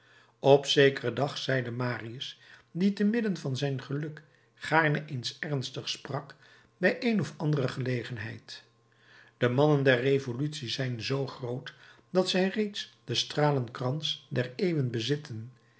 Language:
Dutch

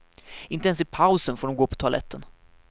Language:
Swedish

